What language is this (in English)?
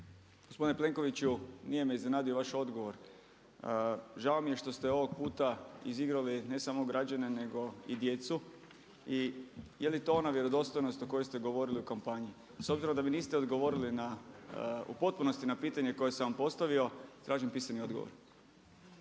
Croatian